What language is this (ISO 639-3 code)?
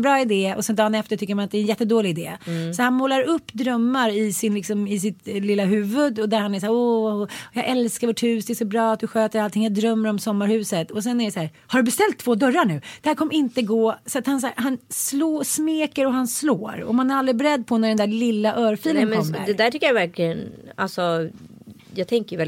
swe